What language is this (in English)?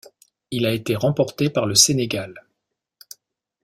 French